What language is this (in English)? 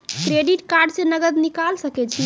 Maithili